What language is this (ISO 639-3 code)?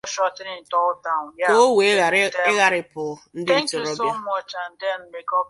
ibo